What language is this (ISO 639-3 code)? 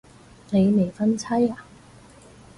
yue